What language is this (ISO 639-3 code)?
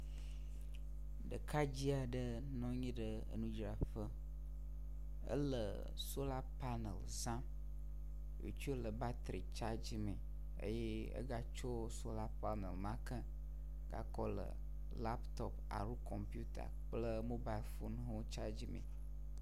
ewe